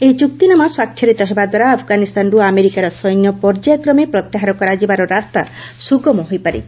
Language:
Odia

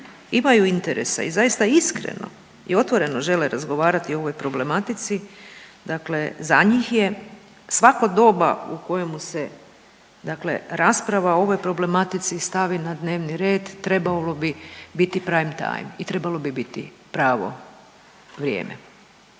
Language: Croatian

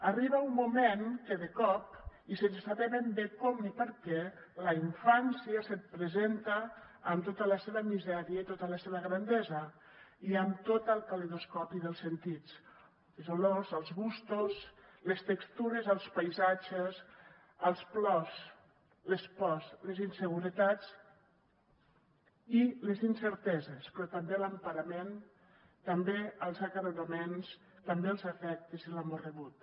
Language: Catalan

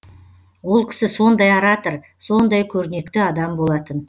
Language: Kazakh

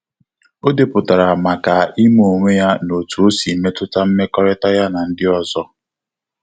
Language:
Igbo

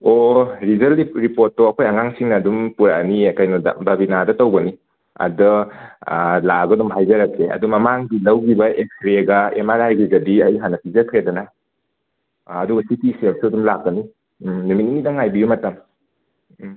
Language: Manipuri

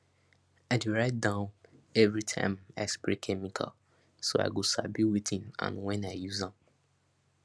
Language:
Nigerian Pidgin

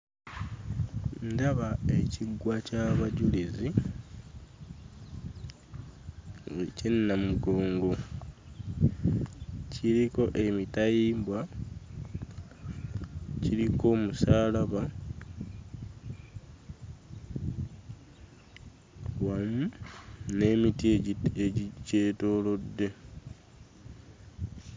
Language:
Ganda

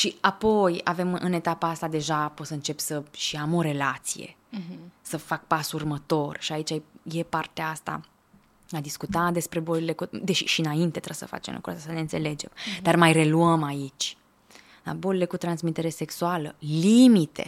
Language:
Romanian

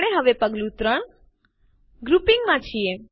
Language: Gujarati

